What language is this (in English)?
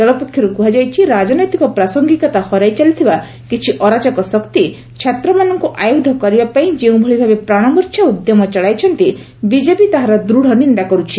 Odia